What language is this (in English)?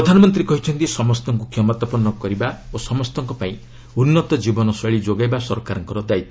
Odia